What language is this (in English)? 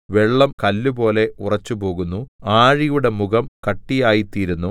Malayalam